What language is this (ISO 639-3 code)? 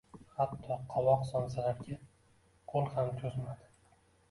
uzb